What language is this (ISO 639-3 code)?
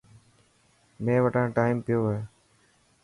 mki